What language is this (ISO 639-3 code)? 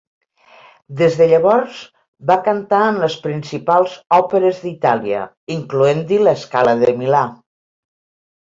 cat